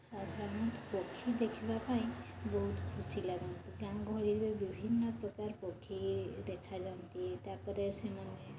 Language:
Odia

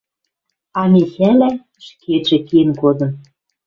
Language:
Western Mari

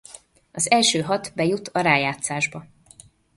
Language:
Hungarian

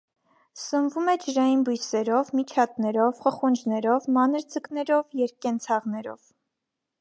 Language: Armenian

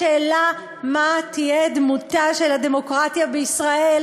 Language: Hebrew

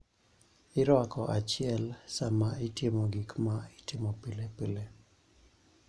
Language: Luo (Kenya and Tanzania)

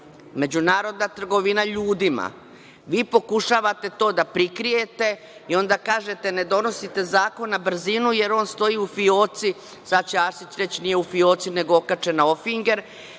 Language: Serbian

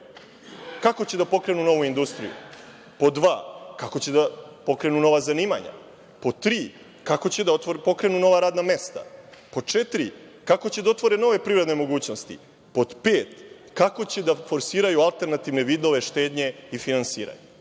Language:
Serbian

